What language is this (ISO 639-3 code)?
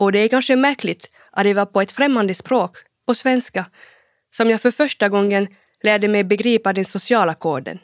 swe